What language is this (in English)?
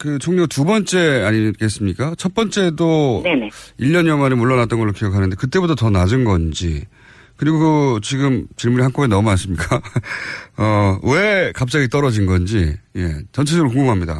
Korean